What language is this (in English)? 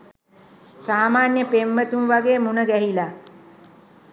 Sinhala